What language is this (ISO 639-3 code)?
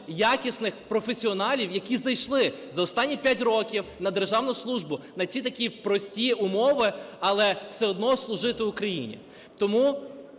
ukr